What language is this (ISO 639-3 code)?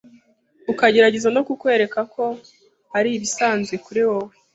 kin